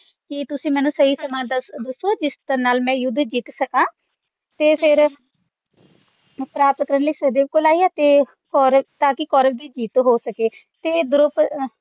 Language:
Punjabi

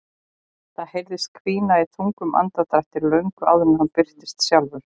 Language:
Icelandic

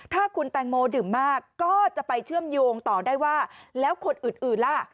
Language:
Thai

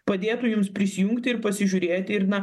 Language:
Lithuanian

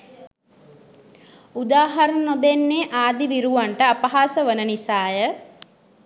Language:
Sinhala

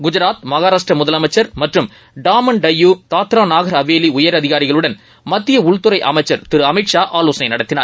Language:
Tamil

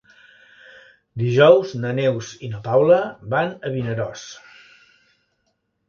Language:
Catalan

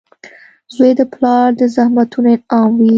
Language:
Pashto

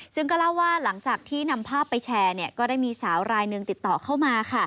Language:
Thai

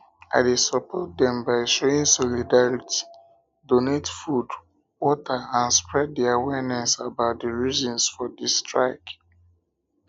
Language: Nigerian Pidgin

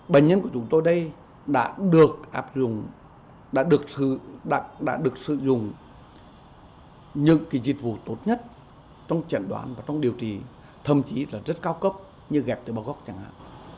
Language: Vietnamese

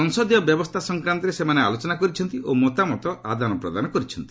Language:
Odia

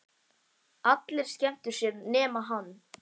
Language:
Icelandic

